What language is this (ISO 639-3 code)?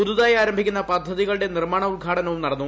mal